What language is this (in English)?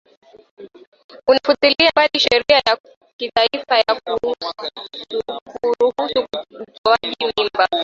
Swahili